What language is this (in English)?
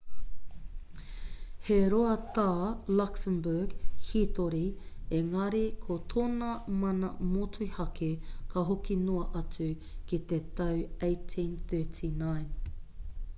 Māori